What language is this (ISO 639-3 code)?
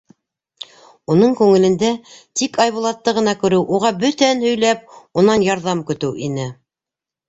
bak